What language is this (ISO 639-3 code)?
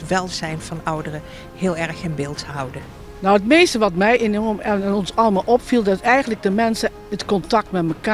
nld